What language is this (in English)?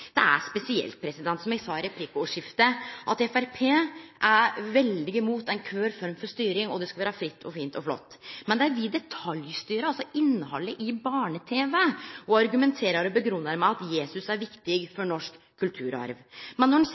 Norwegian Nynorsk